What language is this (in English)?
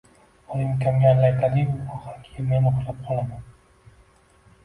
Uzbek